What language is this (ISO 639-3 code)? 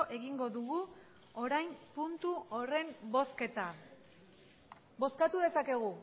eus